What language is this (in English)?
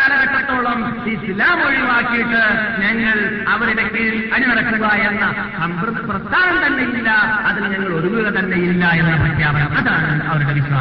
Malayalam